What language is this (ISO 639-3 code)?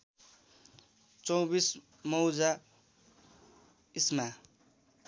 nep